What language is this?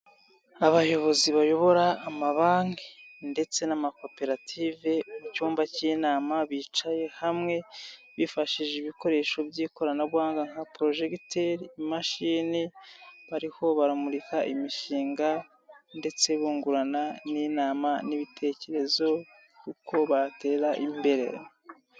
Kinyarwanda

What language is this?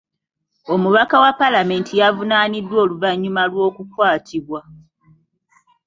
Ganda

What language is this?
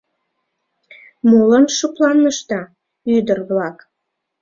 Mari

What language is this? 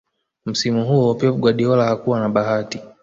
Swahili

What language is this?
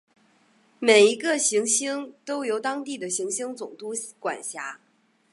Chinese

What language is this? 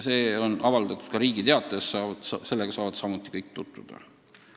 Estonian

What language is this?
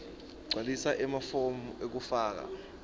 Swati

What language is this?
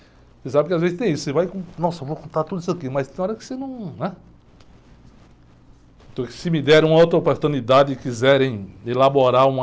Portuguese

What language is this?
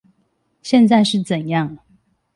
Chinese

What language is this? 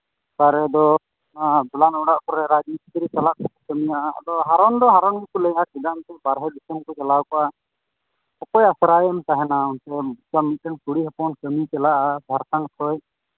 Santali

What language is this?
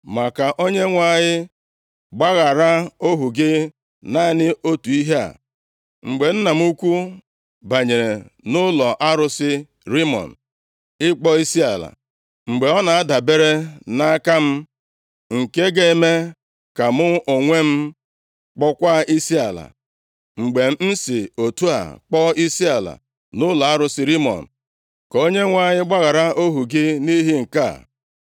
Igbo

